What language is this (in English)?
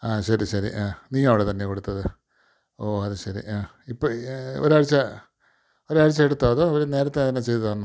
Malayalam